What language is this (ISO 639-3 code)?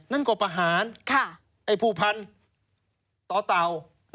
tha